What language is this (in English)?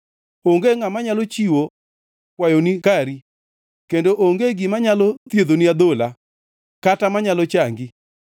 Luo (Kenya and Tanzania)